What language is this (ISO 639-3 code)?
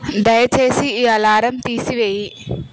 tel